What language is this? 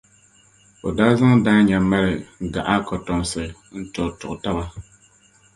Dagbani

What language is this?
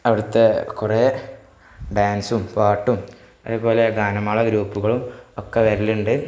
Malayalam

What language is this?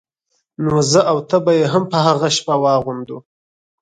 Pashto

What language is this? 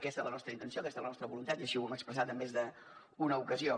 Catalan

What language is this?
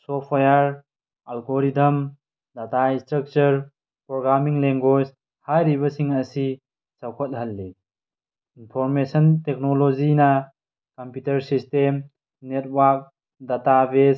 Manipuri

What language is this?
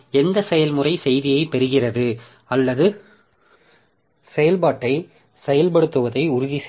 Tamil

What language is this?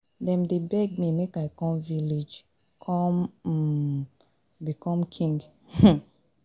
Nigerian Pidgin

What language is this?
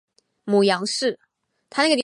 Chinese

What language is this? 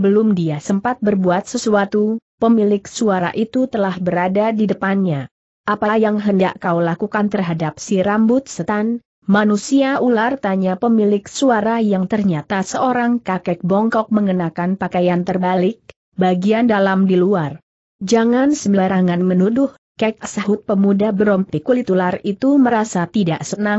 Indonesian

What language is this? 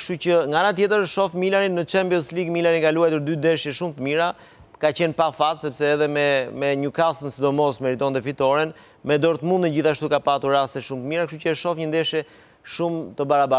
Romanian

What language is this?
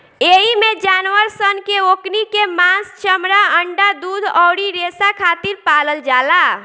Bhojpuri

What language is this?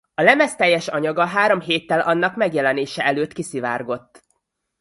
Hungarian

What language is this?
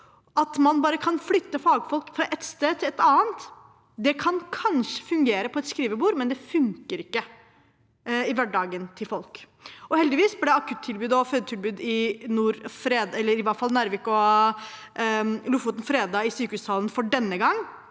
Norwegian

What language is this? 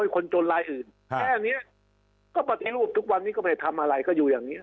Thai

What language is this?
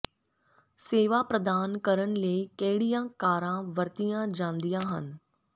Punjabi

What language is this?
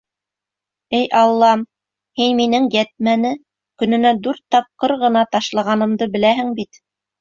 Bashkir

